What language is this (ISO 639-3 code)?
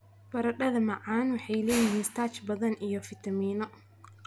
som